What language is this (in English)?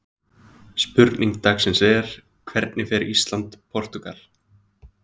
Icelandic